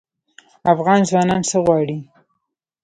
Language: Pashto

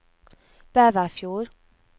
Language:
Norwegian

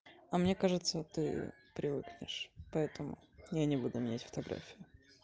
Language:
Russian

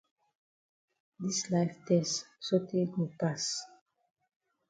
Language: Cameroon Pidgin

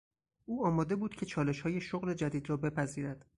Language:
Persian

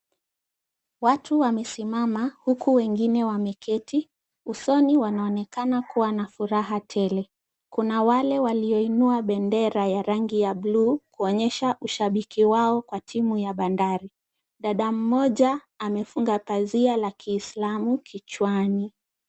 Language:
Swahili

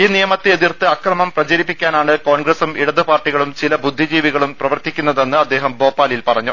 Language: Malayalam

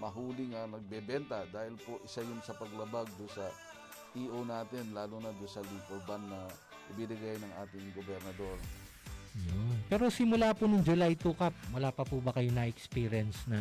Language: Filipino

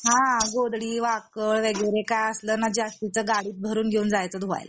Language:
Marathi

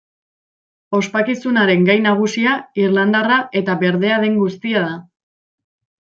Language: Basque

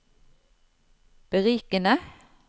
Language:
Norwegian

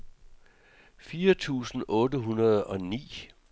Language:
Danish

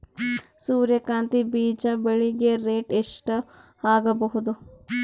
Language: Kannada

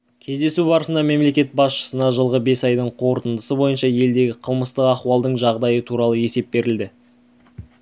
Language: Kazakh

